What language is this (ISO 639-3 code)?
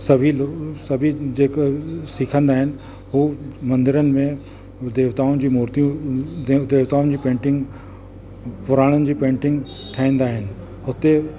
snd